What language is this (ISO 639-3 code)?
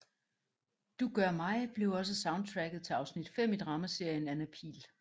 dan